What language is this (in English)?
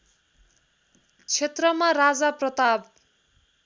Nepali